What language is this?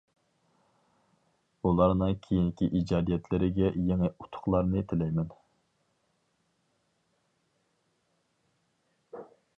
Uyghur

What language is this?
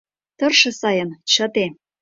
Mari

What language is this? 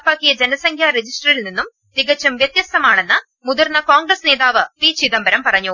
Malayalam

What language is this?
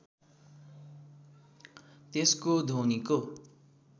Nepali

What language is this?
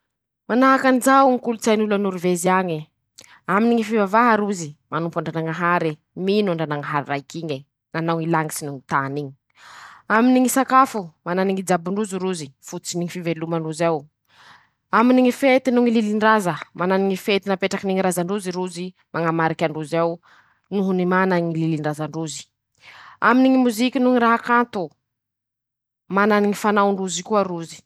Masikoro Malagasy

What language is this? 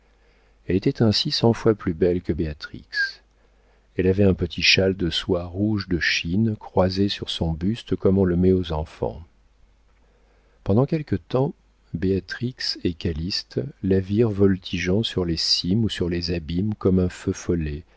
French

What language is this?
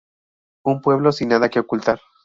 Spanish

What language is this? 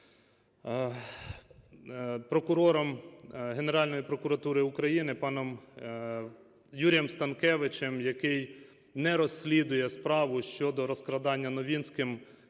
Ukrainian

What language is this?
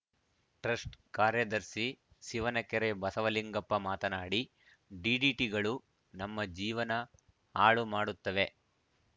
Kannada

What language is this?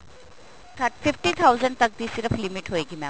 Punjabi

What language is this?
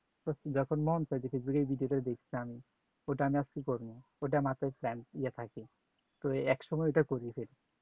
Bangla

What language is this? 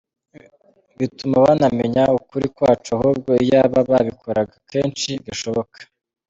Kinyarwanda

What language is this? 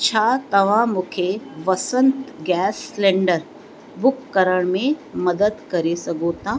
Sindhi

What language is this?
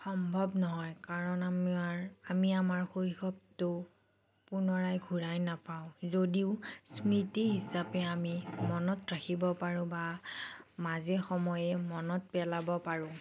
Assamese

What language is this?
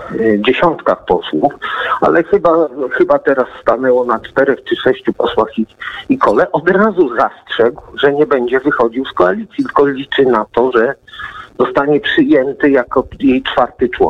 Polish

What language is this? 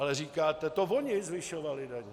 Czech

